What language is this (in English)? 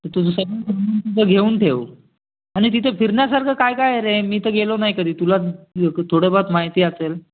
Marathi